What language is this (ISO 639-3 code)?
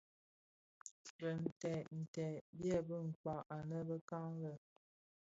ksf